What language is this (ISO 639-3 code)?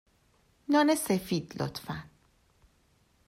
fas